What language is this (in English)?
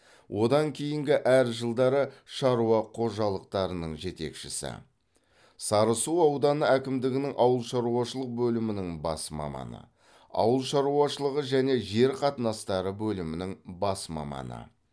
Kazakh